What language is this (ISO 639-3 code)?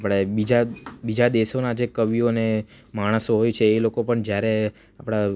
guj